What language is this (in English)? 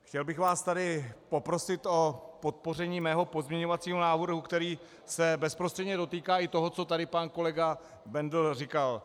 Czech